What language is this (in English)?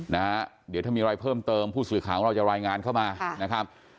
Thai